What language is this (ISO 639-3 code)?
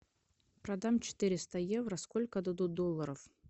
rus